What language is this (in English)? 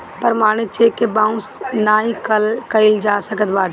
Bhojpuri